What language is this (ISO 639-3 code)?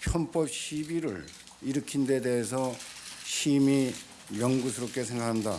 kor